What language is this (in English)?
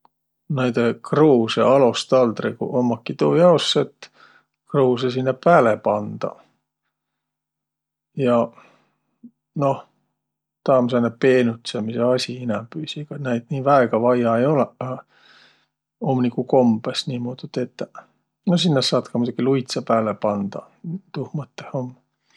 Võro